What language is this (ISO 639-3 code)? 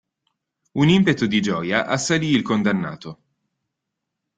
ita